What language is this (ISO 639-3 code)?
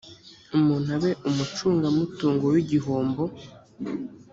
kin